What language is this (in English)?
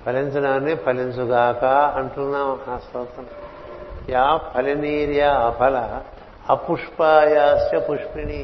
Telugu